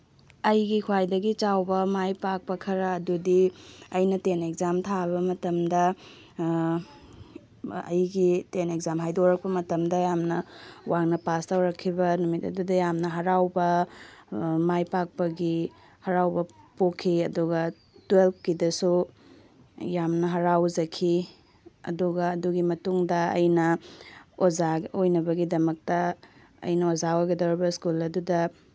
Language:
Manipuri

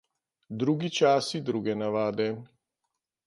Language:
Slovenian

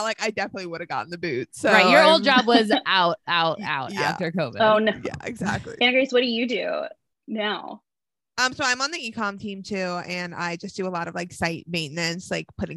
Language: English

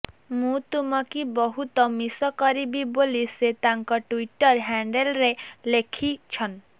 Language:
Odia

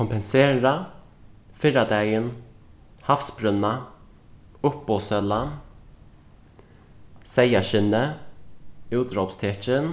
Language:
Faroese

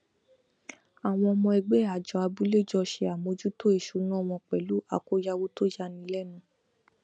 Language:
Yoruba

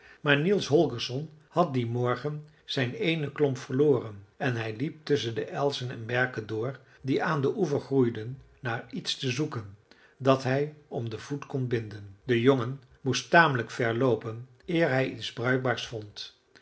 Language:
Dutch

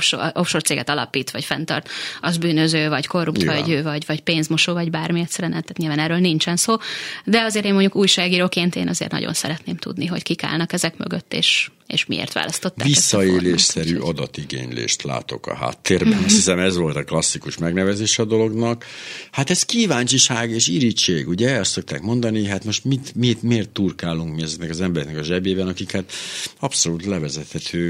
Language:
Hungarian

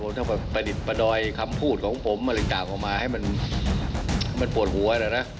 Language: Thai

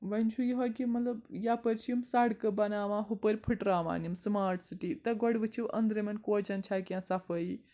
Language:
Kashmiri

